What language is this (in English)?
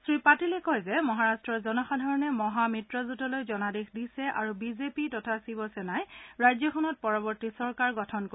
Assamese